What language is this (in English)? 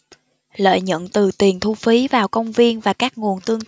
Vietnamese